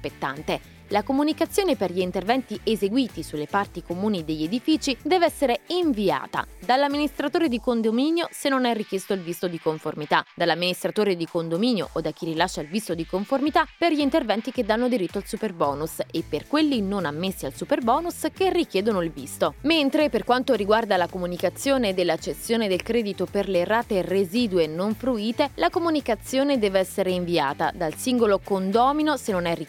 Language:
Italian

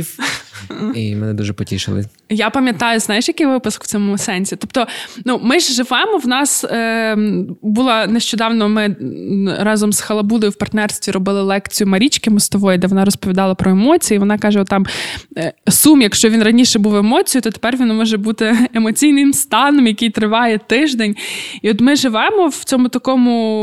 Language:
Ukrainian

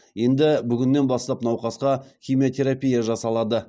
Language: Kazakh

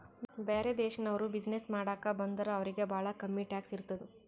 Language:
Kannada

